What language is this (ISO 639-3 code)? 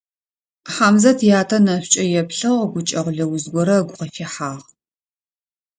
ady